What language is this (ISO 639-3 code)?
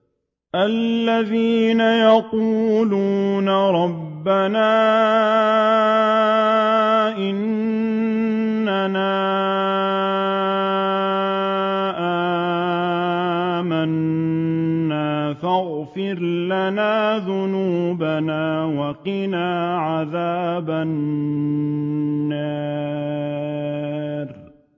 ara